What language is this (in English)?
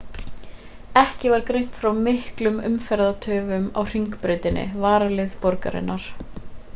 Icelandic